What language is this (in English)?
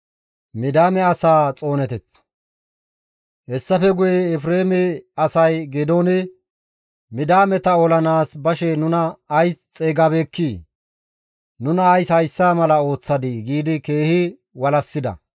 Gamo